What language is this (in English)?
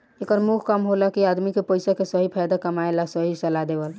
Bhojpuri